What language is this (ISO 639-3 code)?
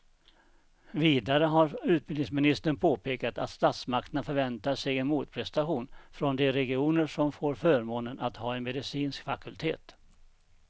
swe